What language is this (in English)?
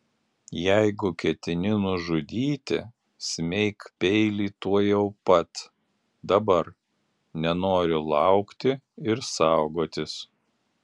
Lithuanian